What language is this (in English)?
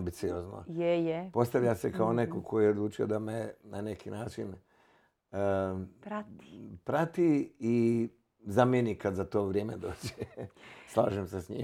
Croatian